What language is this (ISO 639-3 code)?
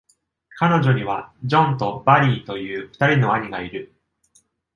jpn